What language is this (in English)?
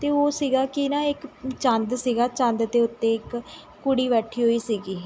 Punjabi